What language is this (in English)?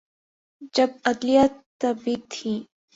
Urdu